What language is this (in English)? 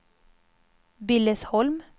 Swedish